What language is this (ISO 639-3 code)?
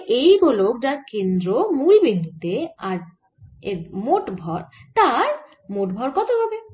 ben